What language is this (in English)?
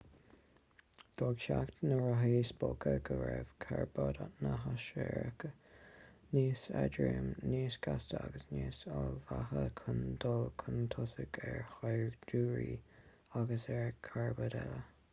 Irish